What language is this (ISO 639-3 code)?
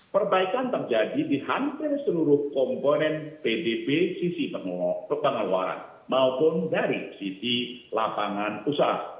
ind